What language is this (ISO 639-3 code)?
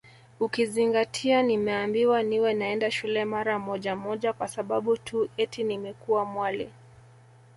swa